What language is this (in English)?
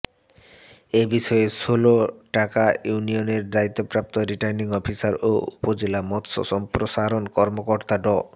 Bangla